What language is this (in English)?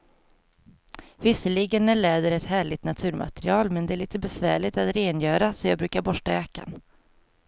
Swedish